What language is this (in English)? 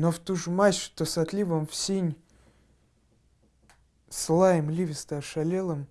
Russian